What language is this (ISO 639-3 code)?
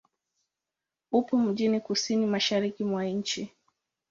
swa